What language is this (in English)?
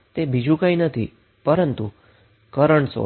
Gujarati